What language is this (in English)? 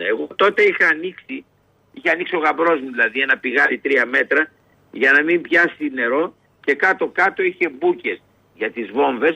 Greek